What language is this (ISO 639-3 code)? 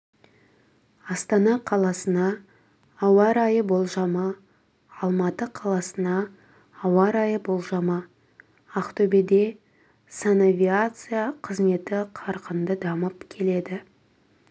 kaz